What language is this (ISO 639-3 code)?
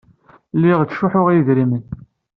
kab